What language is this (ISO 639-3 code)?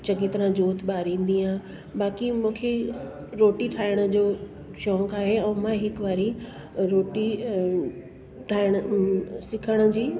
snd